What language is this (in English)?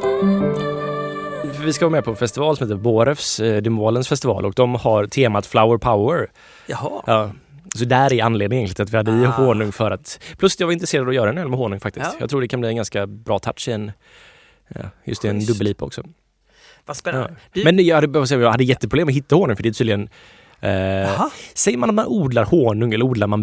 Swedish